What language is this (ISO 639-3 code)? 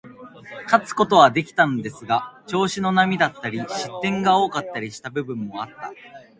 jpn